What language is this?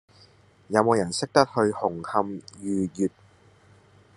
Cantonese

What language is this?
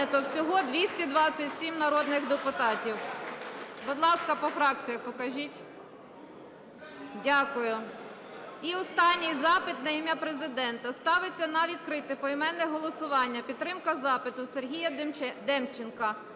Ukrainian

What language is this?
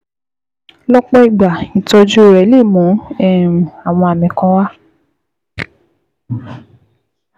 Yoruba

